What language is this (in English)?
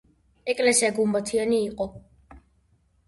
Georgian